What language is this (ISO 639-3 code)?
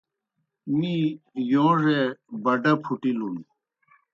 plk